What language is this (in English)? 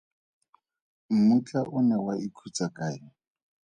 Tswana